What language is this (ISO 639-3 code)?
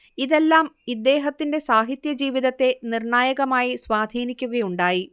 mal